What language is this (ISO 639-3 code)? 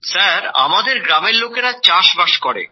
ben